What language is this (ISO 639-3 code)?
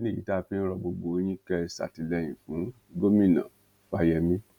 yor